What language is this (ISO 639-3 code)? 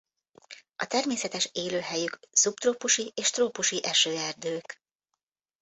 hun